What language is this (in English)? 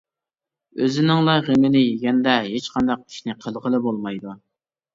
Uyghur